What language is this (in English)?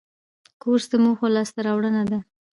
Pashto